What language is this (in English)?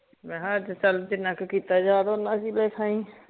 Punjabi